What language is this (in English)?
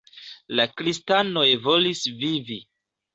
Esperanto